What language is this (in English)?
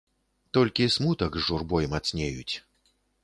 Belarusian